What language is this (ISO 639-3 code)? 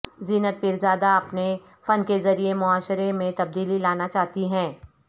urd